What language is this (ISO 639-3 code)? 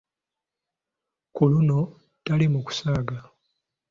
lug